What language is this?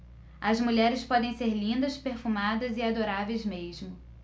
Portuguese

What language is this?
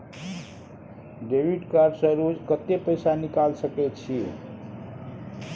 Maithili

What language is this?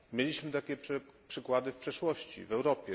Polish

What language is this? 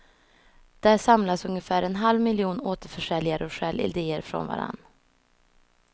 Swedish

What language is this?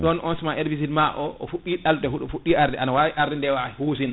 Fula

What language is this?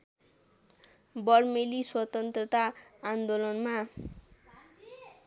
Nepali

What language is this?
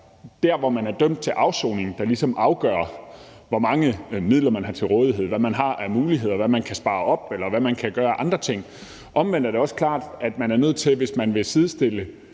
Danish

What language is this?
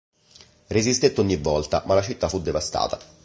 Italian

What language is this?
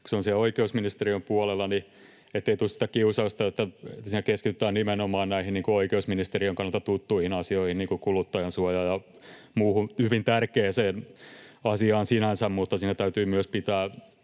Finnish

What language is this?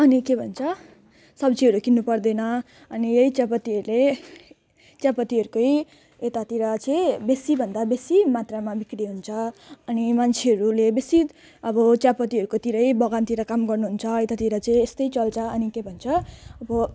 Nepali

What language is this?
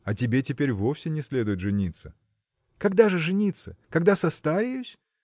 Russian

